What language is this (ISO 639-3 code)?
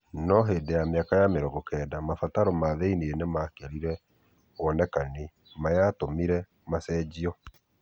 kik